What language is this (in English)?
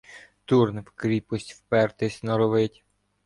Ukrainian